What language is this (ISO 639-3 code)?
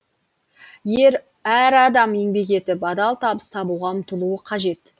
kaz